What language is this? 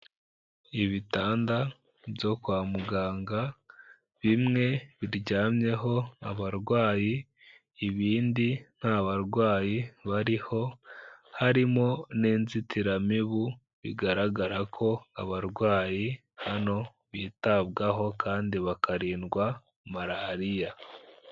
Kinyarwanda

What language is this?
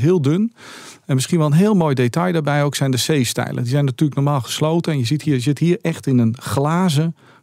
Dutch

